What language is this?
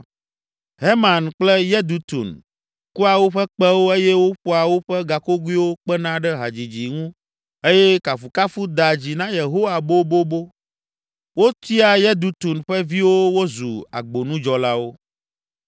Ewe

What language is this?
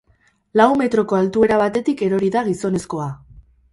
Basque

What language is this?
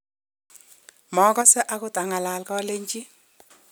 Kalenjin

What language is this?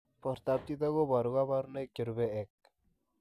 Kalenjin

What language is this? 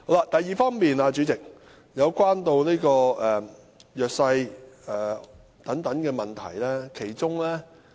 Cantonese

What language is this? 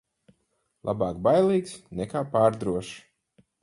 Latvian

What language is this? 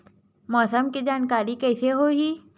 Chhattisgarhi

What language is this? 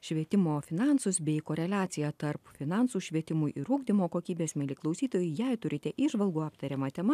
Lithuanian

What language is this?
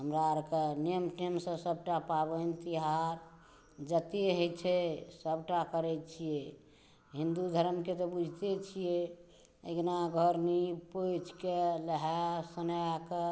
Maithili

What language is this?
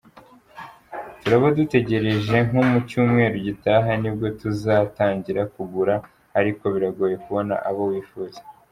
Kinyarwanda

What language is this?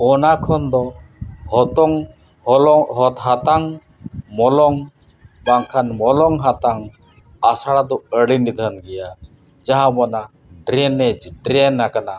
Santali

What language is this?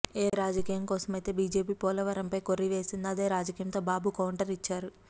Telugu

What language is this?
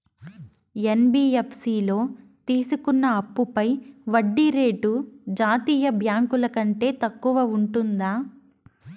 Telugu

